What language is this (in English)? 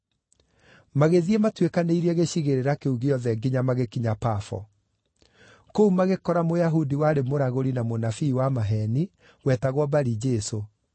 Kikuyu